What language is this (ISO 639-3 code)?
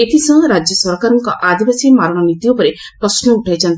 ori